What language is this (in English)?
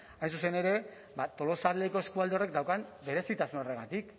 Basque